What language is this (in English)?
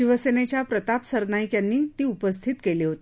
Marathi